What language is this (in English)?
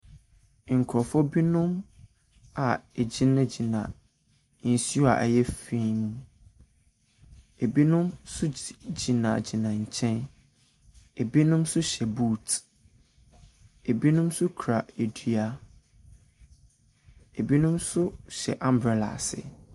Akan